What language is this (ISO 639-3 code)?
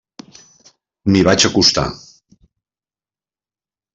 cat